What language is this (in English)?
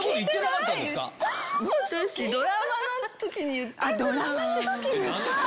Japanese